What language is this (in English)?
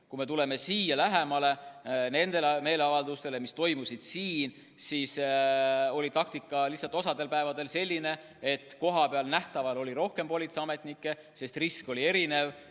Estonian